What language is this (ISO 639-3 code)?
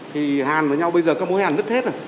vie